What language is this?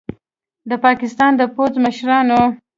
Pashto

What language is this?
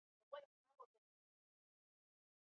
Swahili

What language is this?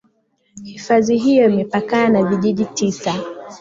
Swahili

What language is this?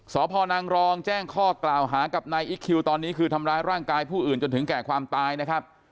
Thai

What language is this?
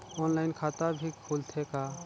Chhattisgarhi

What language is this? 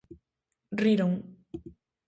Galician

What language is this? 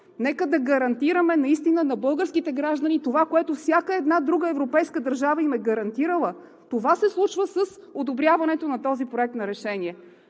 Bulgarian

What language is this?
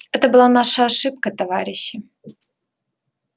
Russian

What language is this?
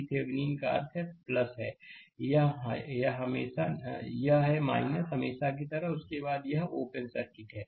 Hindi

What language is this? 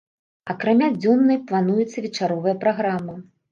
Belarusian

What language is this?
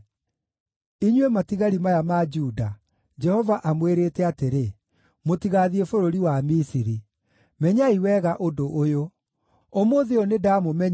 Kikuyu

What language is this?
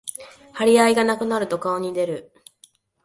Japanese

